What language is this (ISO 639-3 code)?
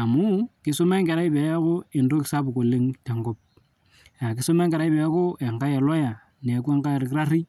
mas